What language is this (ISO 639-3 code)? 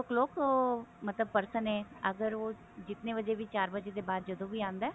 pan